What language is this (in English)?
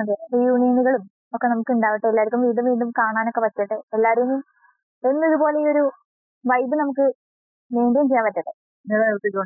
Malayalam